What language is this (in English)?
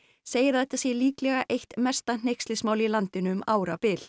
Icelandic